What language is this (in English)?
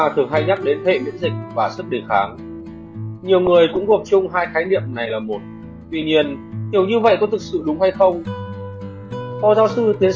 Vietnamese